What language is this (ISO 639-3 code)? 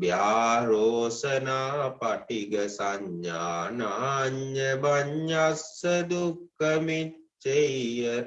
vie